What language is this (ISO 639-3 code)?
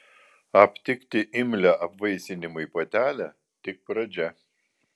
lit